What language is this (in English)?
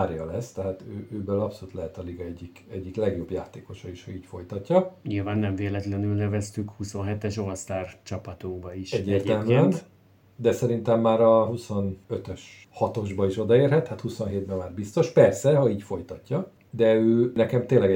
Hungarian